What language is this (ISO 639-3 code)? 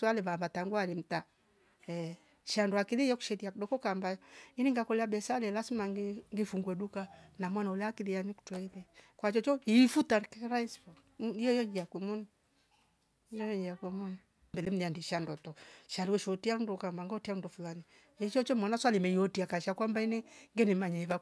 rof